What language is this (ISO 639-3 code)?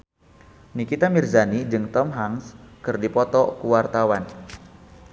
sun